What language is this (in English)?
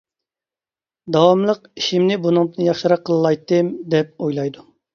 Uyghur